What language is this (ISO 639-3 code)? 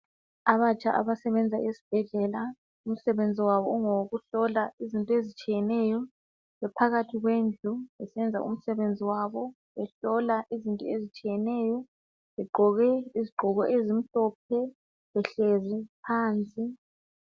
nde